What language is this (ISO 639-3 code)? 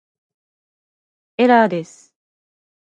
jpn